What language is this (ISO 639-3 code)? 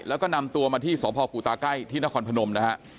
tha